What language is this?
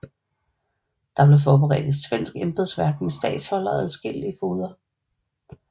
Danish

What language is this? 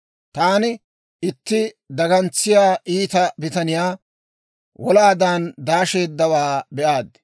Dawro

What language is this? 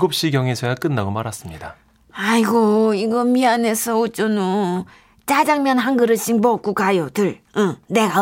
Korean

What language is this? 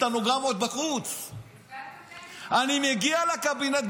Hebrew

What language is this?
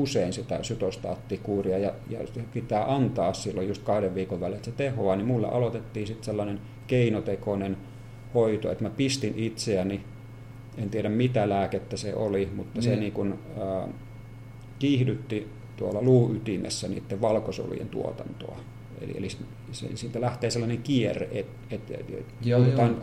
Finnish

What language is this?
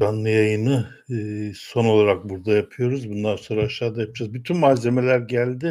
Turkish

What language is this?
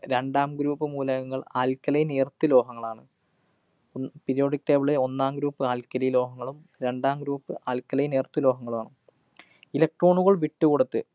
Malayalam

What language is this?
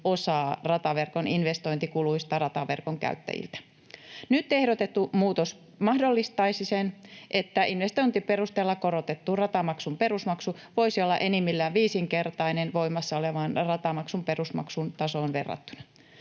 Finnish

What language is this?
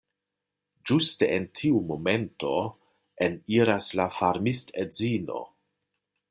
Esperanto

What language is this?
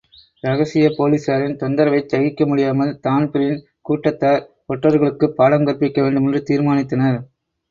Tamil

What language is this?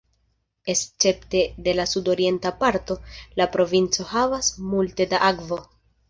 Esperanto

